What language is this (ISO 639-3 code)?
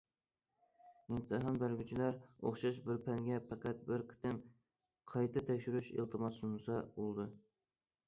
uig